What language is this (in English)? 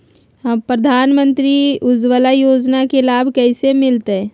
Magahi